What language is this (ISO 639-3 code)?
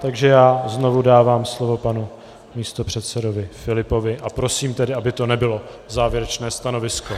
ces